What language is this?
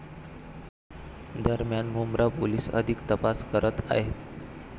Marathi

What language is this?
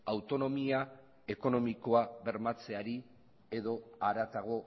Basque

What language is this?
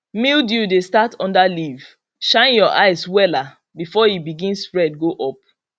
Nigerian Pidgin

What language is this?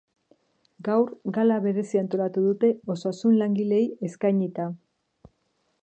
Basque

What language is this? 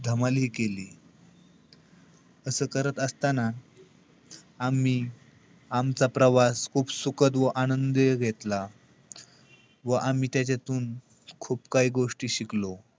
Marathi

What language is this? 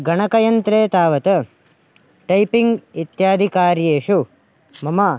Sanskrit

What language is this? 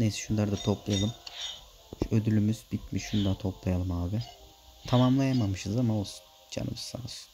Turkish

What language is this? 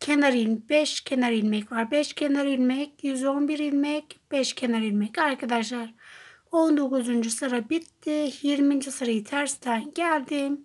Turkish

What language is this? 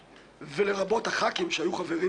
Hebrew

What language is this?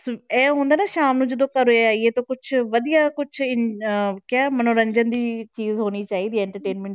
Punjabi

